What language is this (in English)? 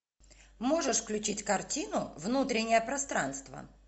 Russian